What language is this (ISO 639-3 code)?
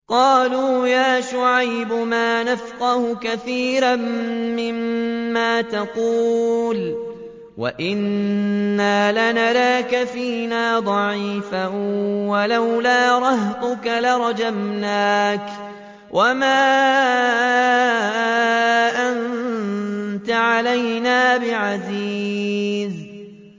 ara